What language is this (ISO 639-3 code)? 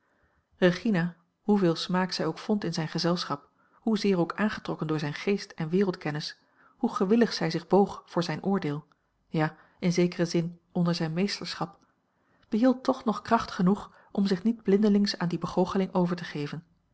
nld